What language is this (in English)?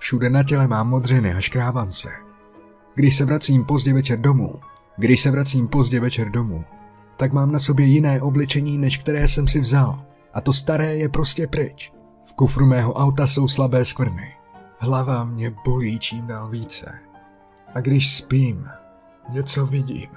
Czech